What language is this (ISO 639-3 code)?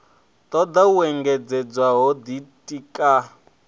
ven